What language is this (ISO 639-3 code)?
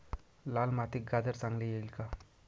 mar